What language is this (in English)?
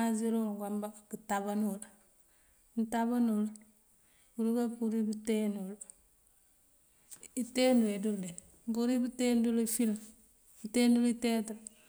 Mandjak